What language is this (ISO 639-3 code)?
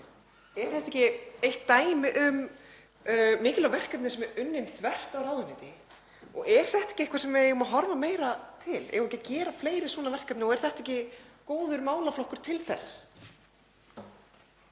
isl